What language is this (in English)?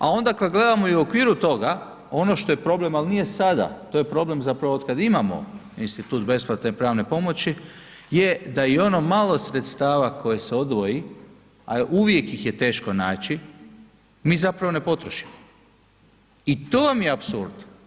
Croatian